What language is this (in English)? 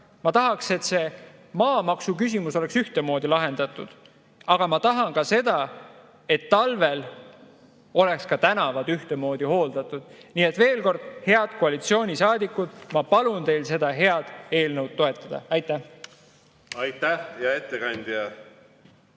Estonian